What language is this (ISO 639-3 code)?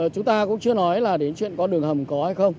vie